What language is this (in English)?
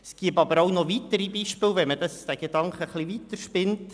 Swiss German